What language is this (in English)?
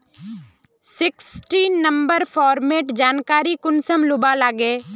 Magahi